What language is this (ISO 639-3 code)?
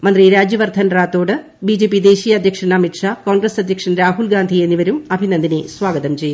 mal